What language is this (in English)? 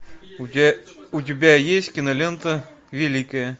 Russian